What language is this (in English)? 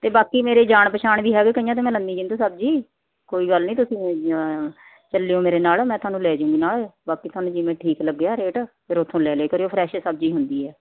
Punjabi